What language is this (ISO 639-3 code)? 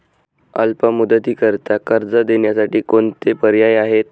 mar